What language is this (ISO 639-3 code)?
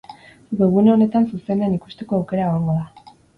eus